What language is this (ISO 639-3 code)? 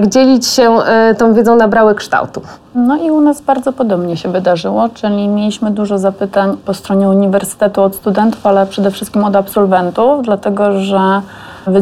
pol